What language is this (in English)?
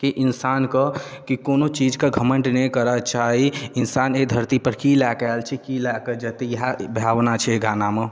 Maithili